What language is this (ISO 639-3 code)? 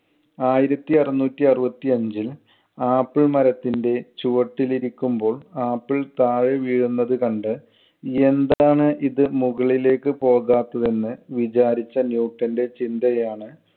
mal